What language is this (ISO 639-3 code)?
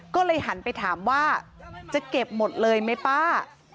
tha